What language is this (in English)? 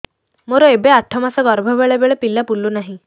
Odia